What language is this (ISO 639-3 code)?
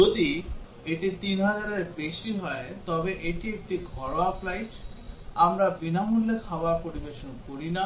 ben